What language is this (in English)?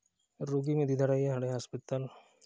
Santali